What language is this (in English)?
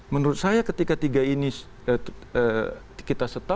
Indonesian